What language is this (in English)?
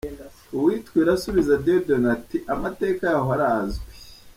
Kinyarwanda